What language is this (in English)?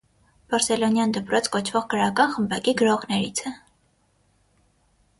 Armenian